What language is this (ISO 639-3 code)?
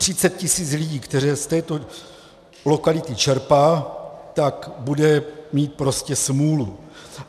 ces